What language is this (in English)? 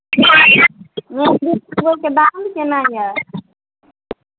Maithili